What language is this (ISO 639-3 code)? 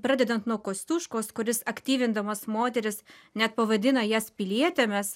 lit